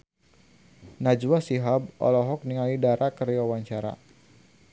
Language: Sundanese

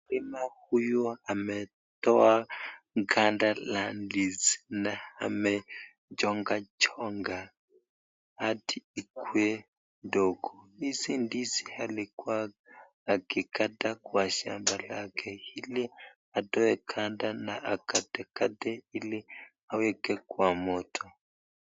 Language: Swahili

